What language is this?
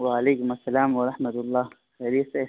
Urdu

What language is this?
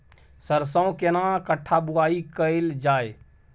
Maithili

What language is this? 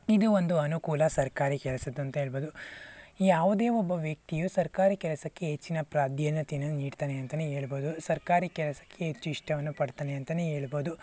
Kannada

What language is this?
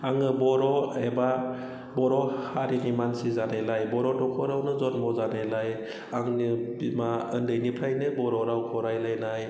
Bodo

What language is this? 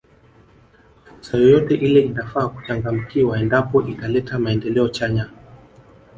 Swahili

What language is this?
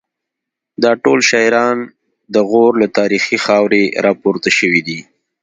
Pashto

